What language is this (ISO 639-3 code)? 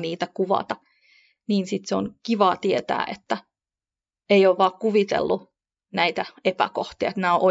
fin